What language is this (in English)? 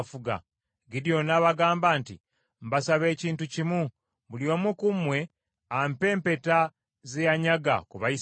Ganda